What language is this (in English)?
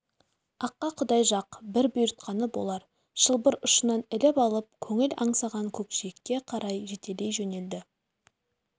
Kazakh